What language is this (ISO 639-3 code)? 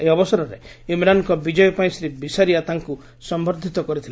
ori